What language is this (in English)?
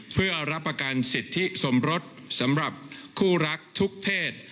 Thai